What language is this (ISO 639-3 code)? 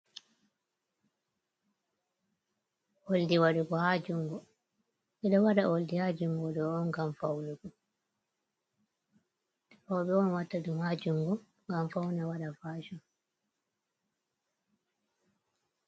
ful